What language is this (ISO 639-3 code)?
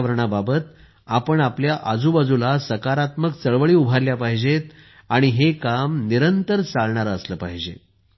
mar